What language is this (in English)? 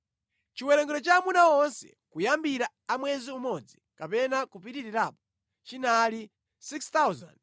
Nyanja